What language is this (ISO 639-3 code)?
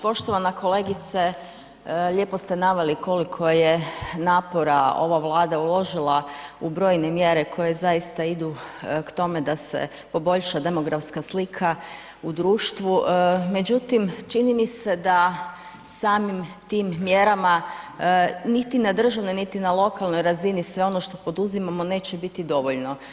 hrv